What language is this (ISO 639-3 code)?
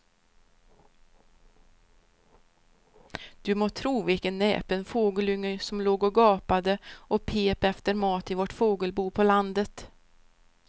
swe